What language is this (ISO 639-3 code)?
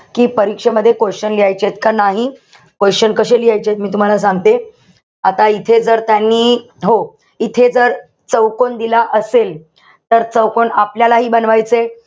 mar